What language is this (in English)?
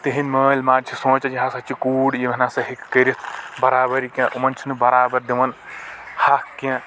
Kashmiri